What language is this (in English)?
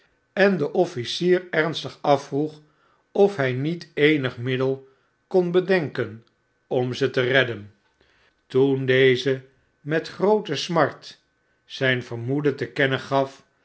Dutch